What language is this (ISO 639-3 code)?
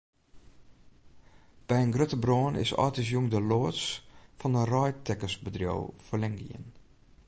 fry